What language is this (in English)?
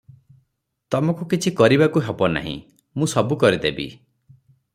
Odia